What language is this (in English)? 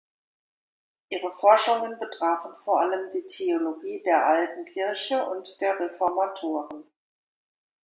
German